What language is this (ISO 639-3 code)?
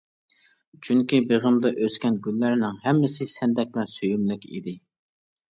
uig